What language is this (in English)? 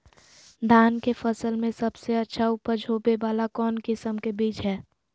Magahi